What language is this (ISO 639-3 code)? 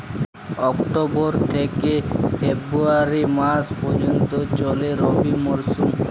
ben